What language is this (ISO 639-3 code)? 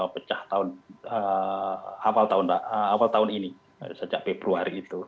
ind